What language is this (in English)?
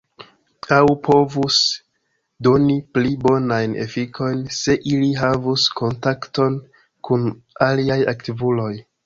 Esperanto